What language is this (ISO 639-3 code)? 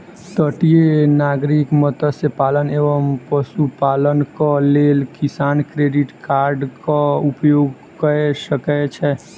mai